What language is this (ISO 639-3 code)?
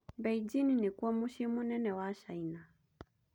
kik